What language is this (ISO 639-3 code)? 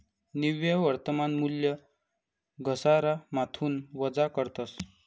mar